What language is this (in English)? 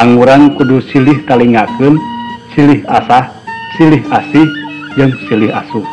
Indonesian